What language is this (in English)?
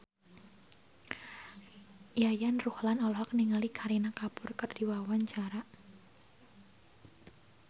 Sundanese